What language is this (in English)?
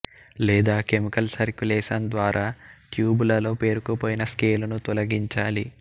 Telugu